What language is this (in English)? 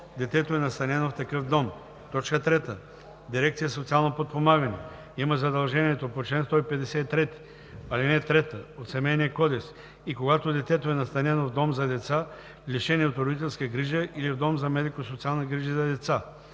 Bulgarian